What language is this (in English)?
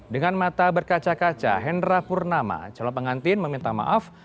Indonesian